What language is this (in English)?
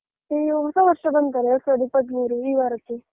Kannada